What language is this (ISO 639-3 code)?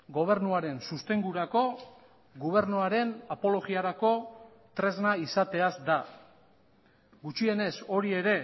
eus